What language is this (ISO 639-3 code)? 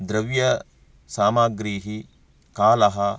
san